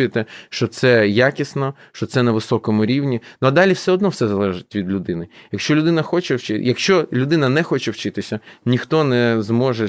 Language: Ukrainian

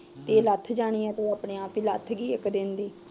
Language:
Punjabi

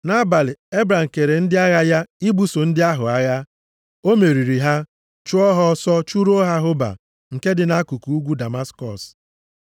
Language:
Igbo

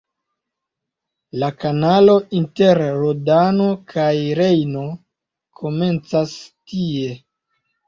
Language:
Esperanto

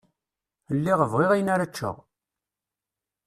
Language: Kabyle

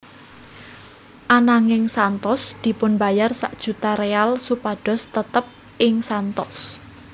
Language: Javanese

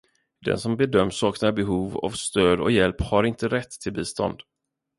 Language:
Swedish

